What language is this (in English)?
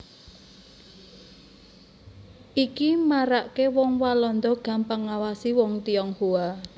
Javanese